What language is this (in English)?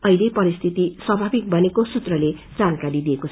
Nepali